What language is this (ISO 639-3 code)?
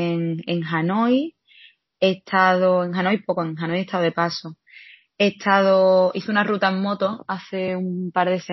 spa